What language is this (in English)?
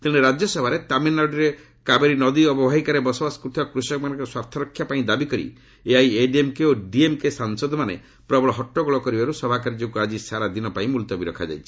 Odia